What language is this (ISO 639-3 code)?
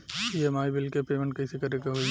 bho